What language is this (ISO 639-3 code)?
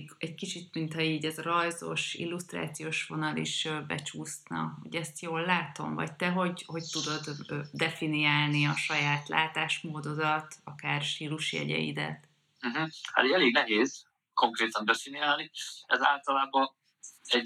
hun